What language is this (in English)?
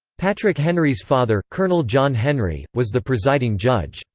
English